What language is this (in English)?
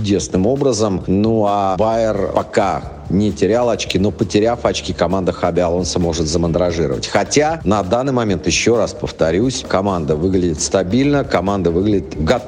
Russian